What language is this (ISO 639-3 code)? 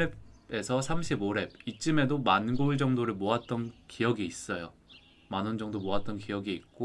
kor